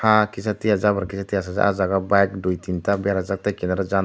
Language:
Kok Borok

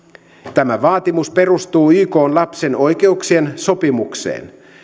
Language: Finnish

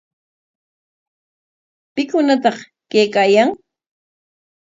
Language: Corongo Ancash Quechua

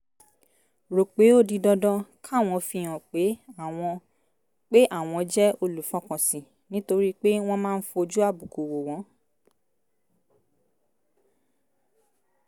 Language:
Yoruba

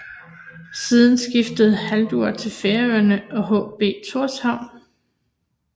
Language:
Danish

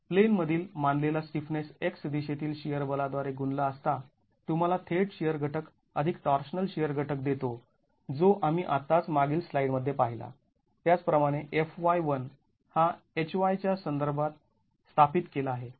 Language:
Marathi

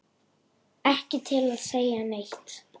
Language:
Icelandic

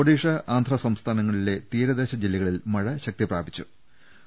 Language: Malayalam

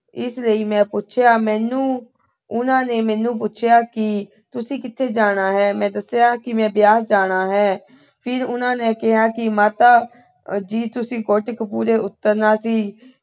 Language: Punjabi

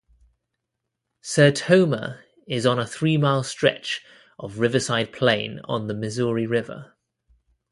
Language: English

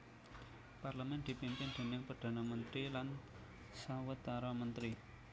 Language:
Javanese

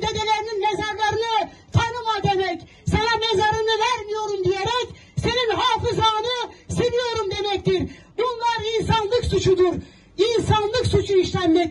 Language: Turkish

